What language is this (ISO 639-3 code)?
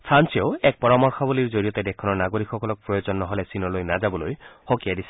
asm